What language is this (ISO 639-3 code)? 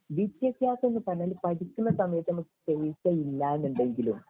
mal